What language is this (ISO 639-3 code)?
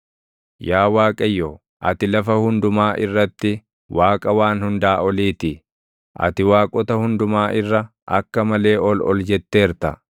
orm